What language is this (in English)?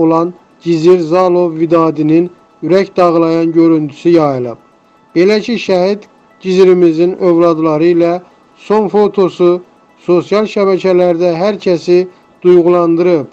Turkish